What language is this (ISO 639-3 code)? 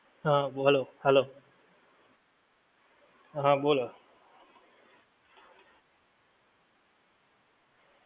guj